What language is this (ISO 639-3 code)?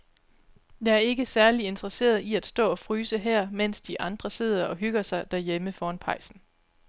dan